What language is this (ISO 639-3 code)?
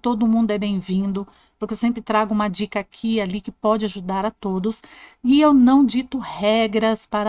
por